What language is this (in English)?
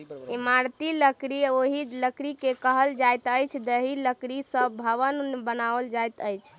Maithili